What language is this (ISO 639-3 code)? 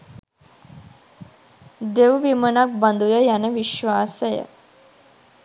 sin